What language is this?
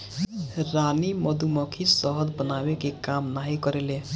Bhojpuri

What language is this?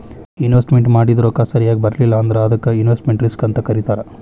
Kannada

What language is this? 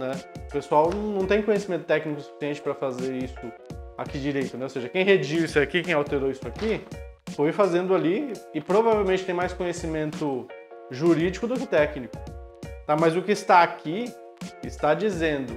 Portuguese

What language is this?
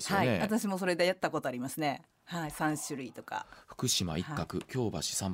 Japanese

